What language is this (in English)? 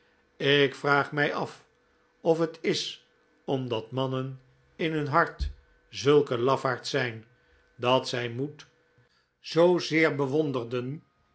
Dutch